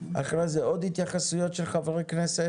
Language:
Hebrew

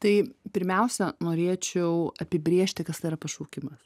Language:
Lithuanian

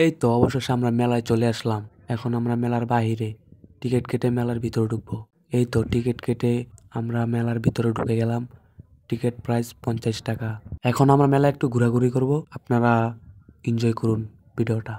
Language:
Arabic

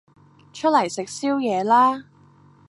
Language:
Cantonese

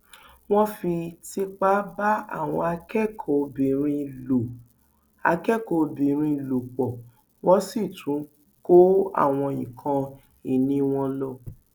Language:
Yoruba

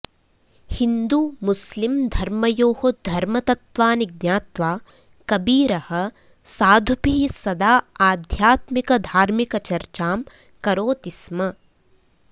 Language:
Sanskrit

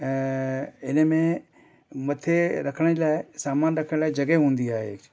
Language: Sindhi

